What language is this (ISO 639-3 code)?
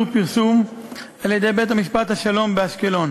heb